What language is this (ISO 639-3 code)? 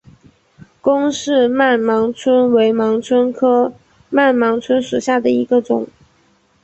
zho